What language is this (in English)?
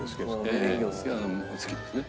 Japanese